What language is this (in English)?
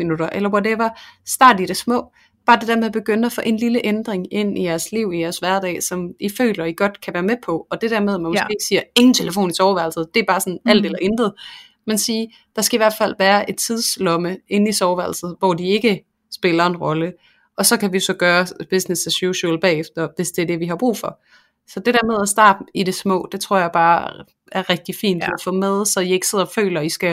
Danish